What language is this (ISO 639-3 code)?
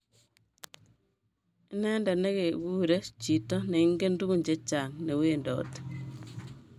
kln